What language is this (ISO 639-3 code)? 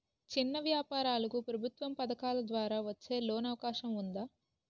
tel